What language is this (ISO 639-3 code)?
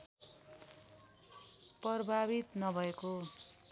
nep